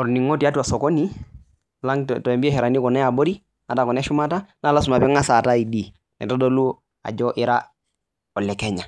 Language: Masai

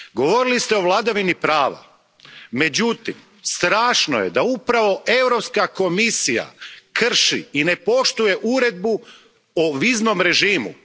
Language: Croatian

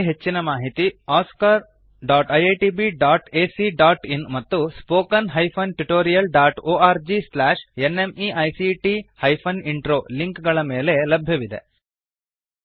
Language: Kannada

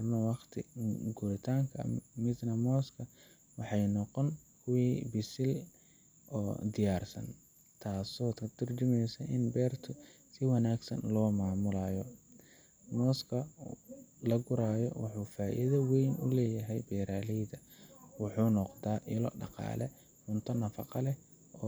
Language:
Somali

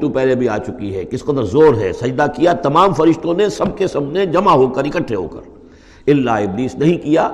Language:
Urdu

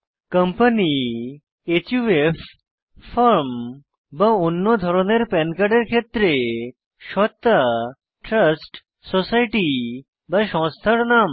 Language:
Bangla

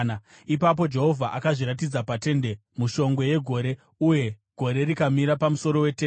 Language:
Shona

